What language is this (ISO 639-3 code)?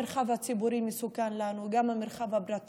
heb